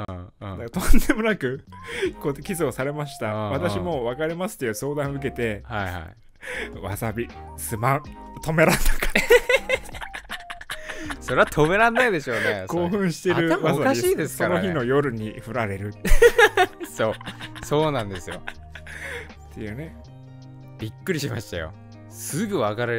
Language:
Japanese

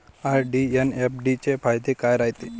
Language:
Marathi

